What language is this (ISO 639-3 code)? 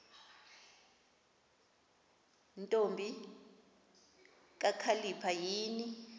xho